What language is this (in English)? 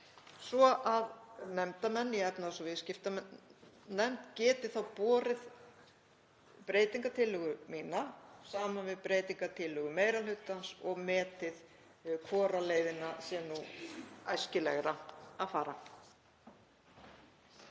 Icelandic